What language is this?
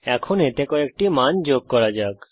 Bangla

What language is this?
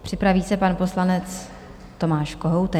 Czech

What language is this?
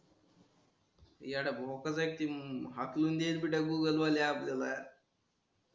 Marathi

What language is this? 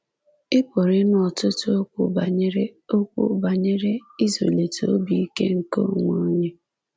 Igbo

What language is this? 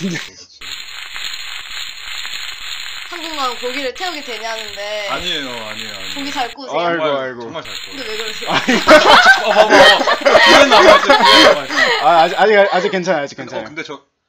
Korean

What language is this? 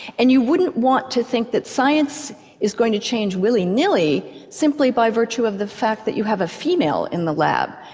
English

